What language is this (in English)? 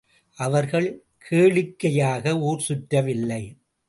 Tamil